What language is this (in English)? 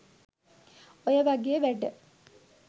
Sinhala